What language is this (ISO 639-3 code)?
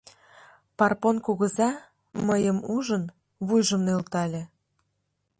chm